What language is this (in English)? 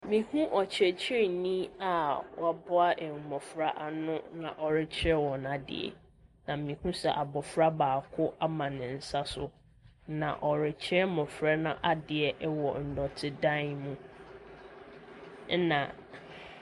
Akan